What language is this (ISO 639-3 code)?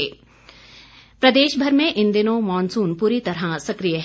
hin